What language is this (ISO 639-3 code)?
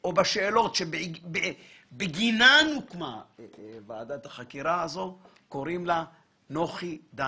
heb